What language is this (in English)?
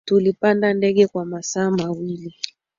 Swahili